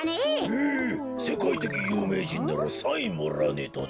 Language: Japanese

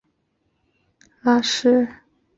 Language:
Chinese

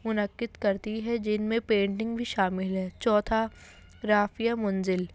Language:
Urdu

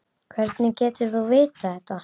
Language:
Icelandic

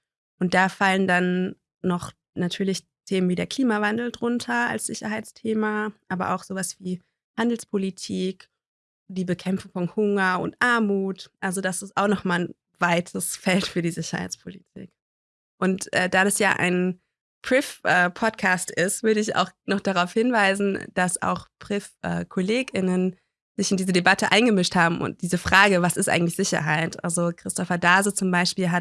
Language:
German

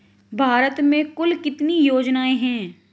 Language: Hindi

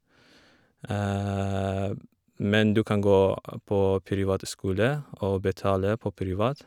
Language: Norwegian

